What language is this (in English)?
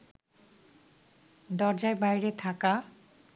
Bangla